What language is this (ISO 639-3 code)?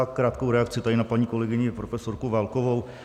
ces